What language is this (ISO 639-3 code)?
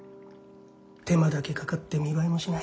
jpn